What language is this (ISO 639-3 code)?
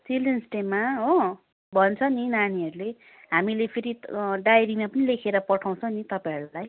nep